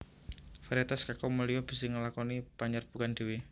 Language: Javanese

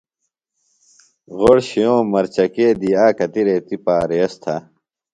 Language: Phalura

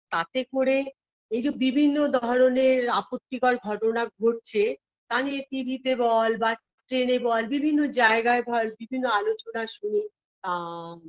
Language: Bangla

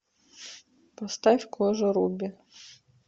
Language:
Russian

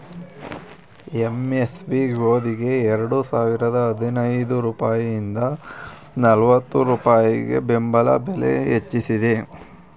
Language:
Kannada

